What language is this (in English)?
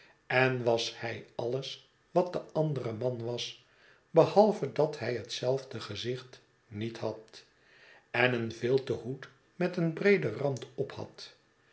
Dutch